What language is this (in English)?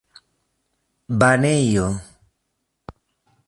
Esperanto